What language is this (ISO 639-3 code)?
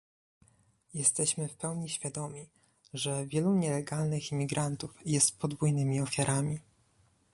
pol